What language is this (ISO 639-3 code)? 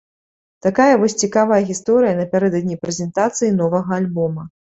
bel